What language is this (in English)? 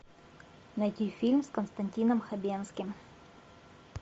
Russian